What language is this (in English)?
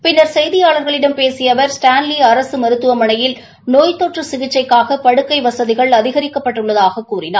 Tamil